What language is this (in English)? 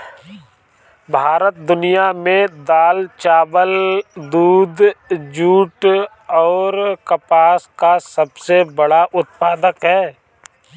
Bhojpuri